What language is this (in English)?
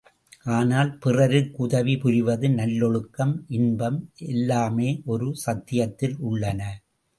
Tamil